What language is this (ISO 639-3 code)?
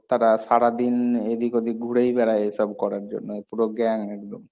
ben